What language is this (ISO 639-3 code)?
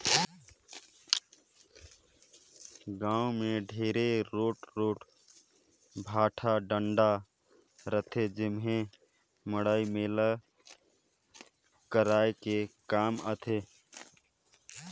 hne